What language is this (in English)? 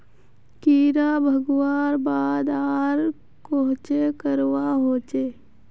Magahi